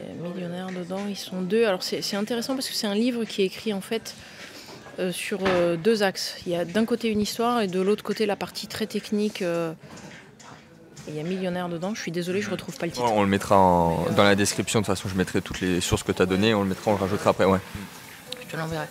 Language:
French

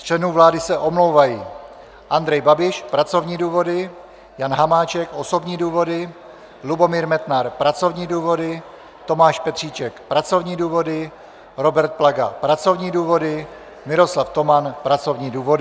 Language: Czech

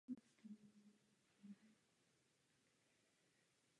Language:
Czech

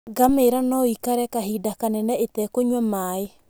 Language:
Kikuyu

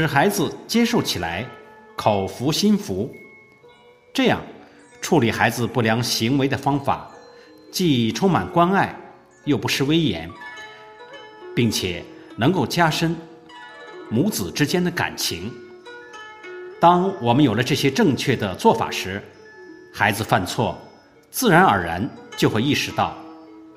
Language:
Chinese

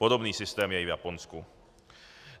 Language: Czech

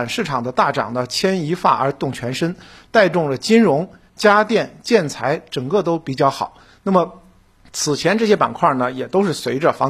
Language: Chinese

